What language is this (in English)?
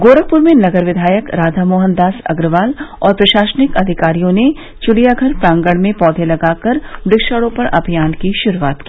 Hindi